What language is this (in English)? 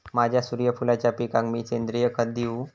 Marathi